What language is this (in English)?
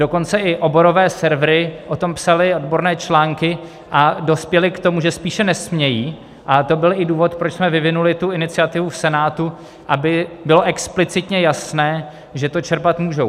Czech